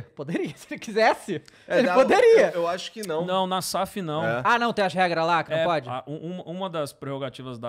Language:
Portuguese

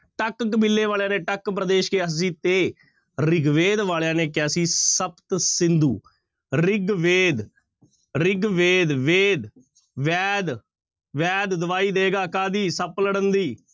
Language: Punjabi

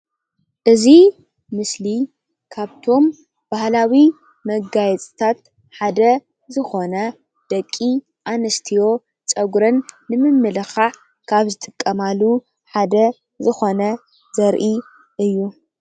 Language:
Tigrinya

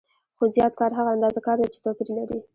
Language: Pashto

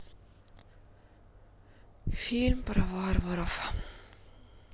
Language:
Russian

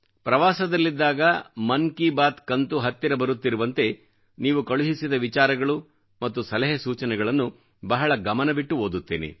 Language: Kannada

